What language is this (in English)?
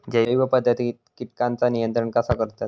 Marathi